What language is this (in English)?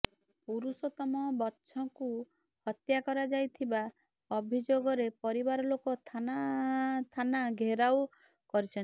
Odia